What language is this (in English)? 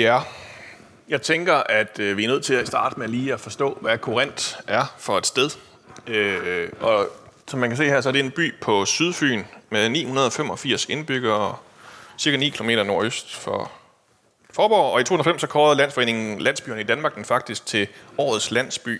Danish